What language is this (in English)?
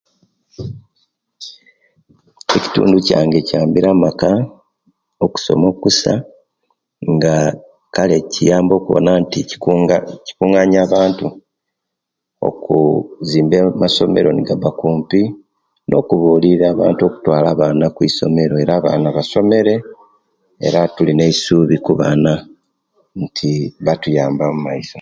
Kenyi